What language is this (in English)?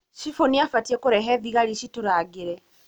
Kikuyu